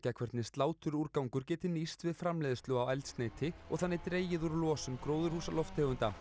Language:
Icelandic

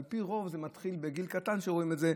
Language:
Hebrew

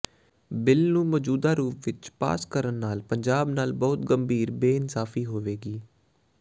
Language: Punjabi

